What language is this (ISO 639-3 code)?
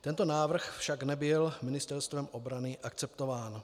ces